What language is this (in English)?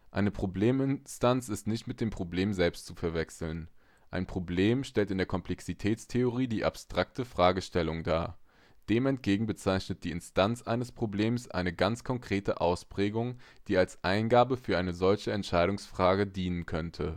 German